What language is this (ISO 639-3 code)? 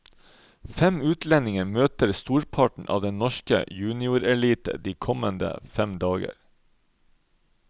nor